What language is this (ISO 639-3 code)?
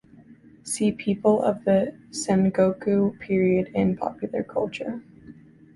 eng